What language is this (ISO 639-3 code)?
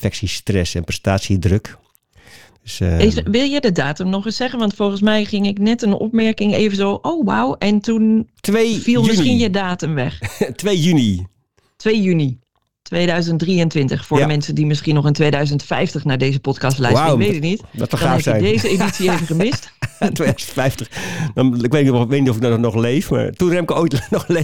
nld